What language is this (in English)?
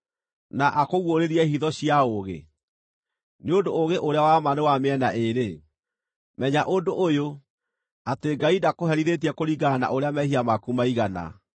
Kikuyu